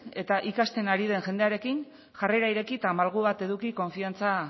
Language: Basque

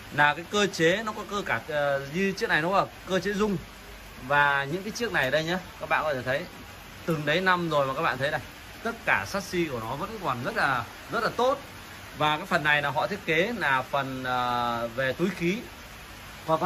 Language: Vietnamese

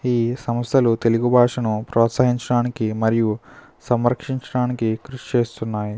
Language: Telugu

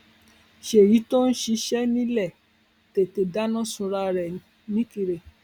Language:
Yoruba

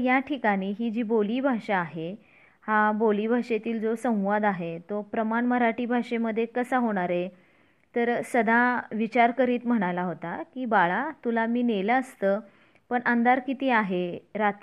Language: Marathi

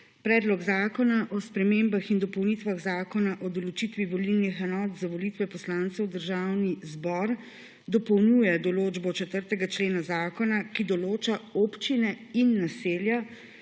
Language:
Slovenian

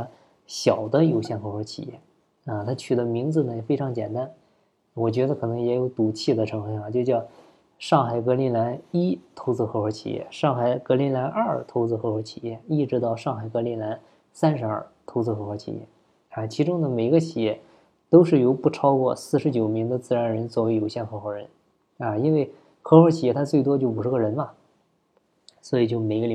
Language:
Chinese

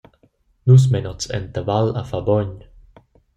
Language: Romansh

